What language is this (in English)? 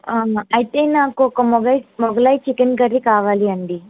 Telugu